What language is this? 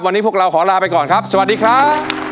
Thai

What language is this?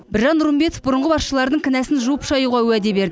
Kazakh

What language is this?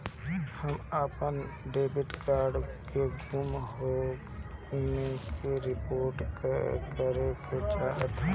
Bhojpuri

